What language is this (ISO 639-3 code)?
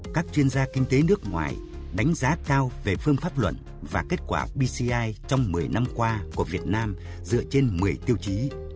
vie